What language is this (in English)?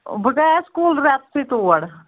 Kashmiri